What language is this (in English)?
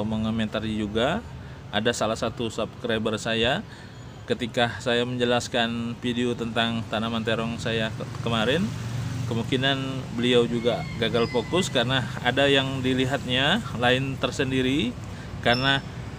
Indonesian